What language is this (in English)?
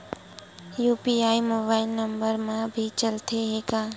Chhattisgarhi